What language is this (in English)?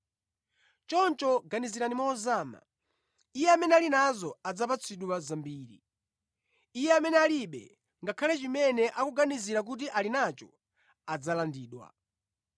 Nyanja